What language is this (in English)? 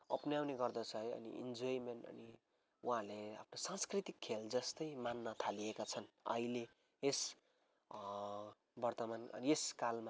Nepali